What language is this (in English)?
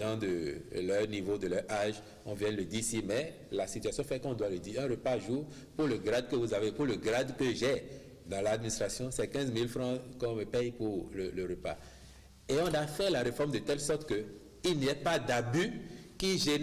French